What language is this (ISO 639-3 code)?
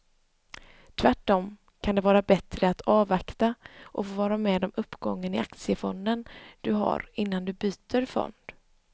swe